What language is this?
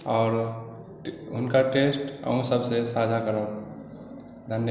Maithili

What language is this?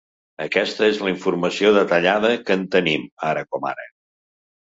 Catalan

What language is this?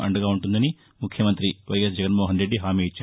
Telugu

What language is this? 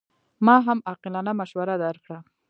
Pashto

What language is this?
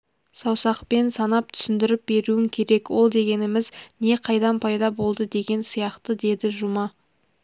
Kazakh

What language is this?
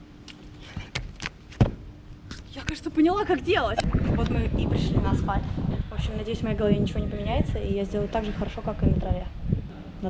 Russian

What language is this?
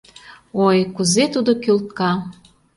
Mari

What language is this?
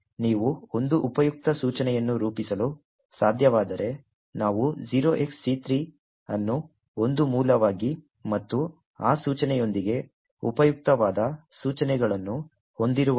Kannada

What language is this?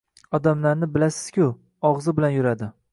Uzbek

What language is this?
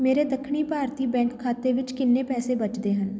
Punjabi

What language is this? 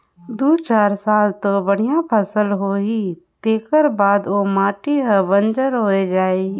Chhattisgarhi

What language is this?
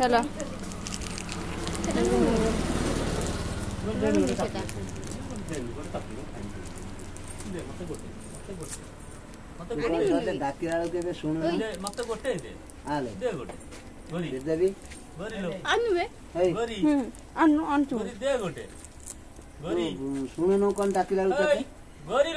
Turkish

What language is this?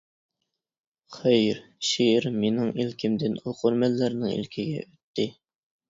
Uyghur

